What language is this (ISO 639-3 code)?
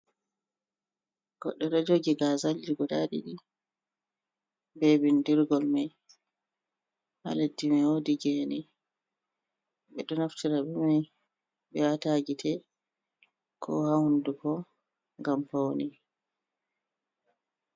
ful